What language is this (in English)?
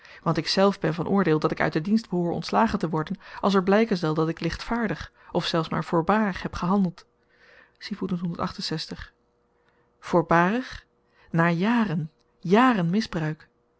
Dutch